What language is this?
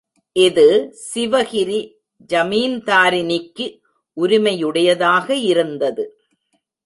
Tamil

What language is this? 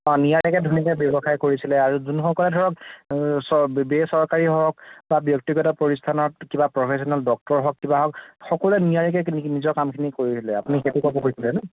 Assamese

